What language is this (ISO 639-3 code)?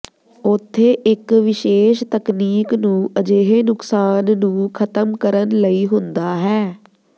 pan